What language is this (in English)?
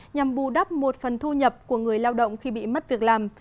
Vietnamese